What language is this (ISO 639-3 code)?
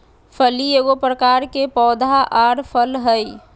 mag